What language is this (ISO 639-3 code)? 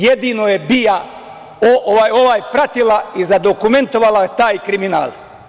srp